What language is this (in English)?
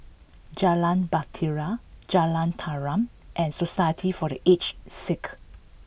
English